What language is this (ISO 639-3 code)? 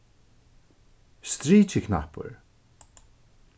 fao